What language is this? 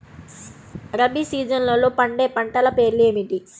Telugu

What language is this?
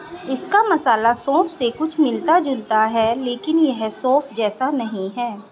Hindi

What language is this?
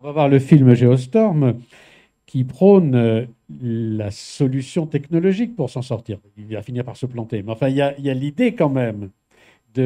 French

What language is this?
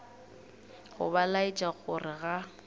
Northern Sotho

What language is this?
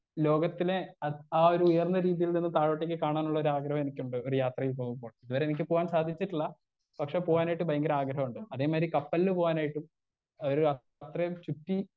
Malayalam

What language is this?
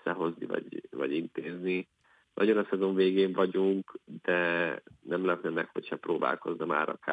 Hungarian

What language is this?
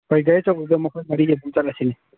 Manipuri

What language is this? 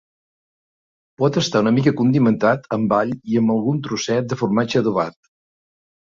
Catalan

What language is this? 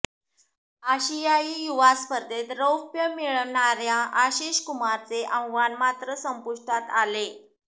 Marathi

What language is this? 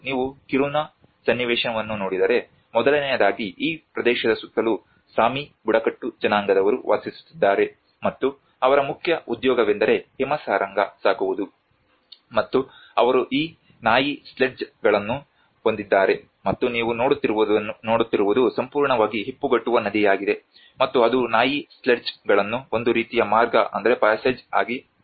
Kannada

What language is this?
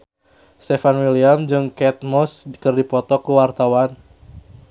Sundanese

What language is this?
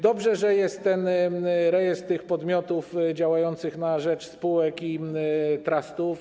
Polish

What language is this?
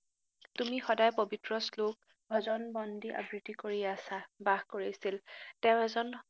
Assamese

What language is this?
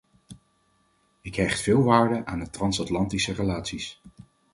Dutch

